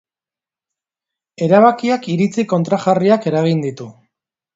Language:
Basque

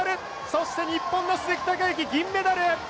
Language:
Japanese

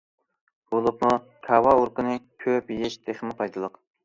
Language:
Uyghur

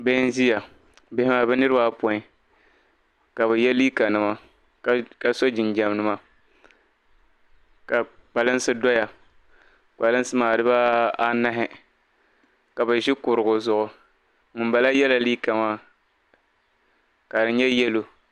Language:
Dagbani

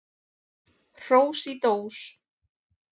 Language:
Icelandic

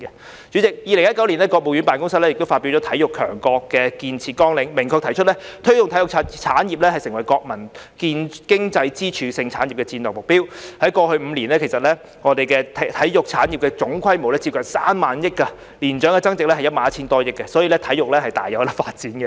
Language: Cantonese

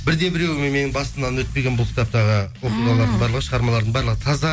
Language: Kazakh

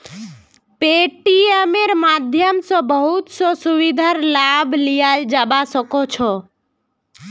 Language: Magahi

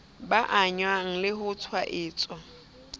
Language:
Southern Sotho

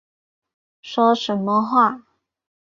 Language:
Chinese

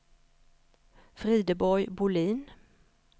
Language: Swedish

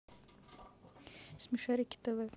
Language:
Russian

